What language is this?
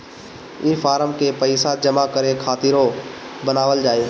Bhojpuri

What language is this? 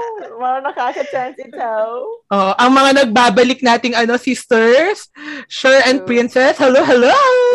Filipino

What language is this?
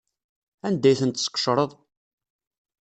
Kabyle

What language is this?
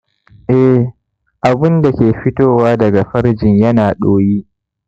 Hausa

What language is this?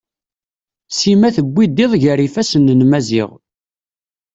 Kabyle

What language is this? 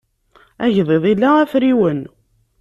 Kabyle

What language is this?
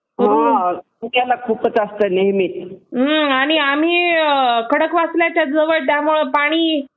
Marathi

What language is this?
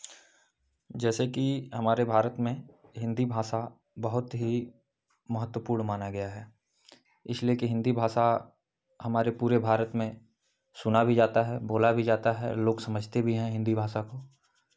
Hindi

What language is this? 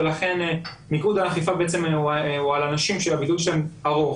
Hebrew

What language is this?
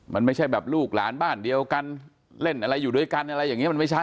Thai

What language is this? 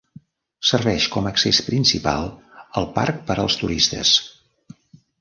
Catalan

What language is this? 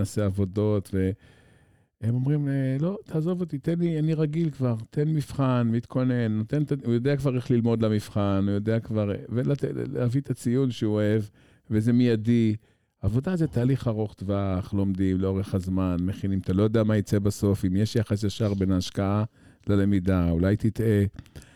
Hebrew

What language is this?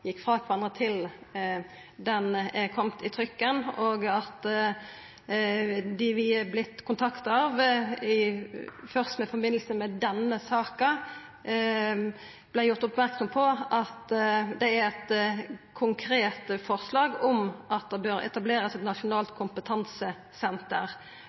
Norwegian Nynorsk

